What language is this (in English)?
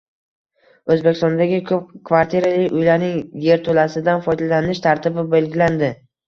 Uzbek